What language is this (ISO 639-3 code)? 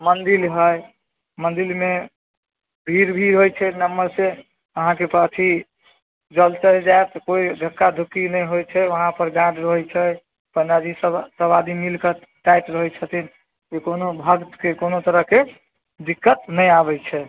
mai